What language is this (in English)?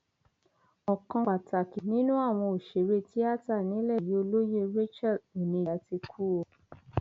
Yoruba